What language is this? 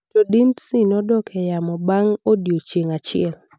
Luo (Kenya and Tanzania)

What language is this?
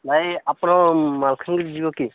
Odia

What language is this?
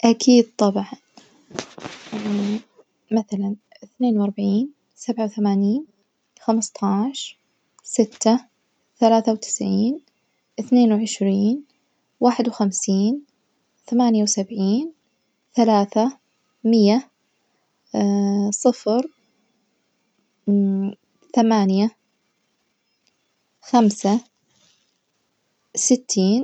Najdi Arabic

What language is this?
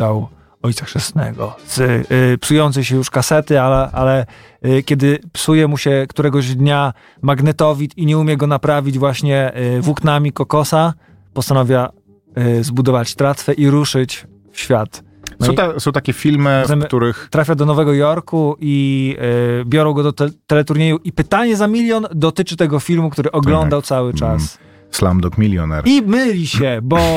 Polish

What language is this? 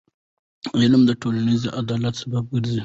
Pashto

